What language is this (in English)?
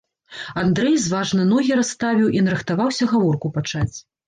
Belarusian